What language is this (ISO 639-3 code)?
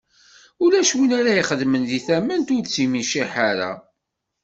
kab